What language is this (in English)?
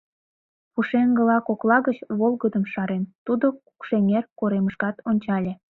Mari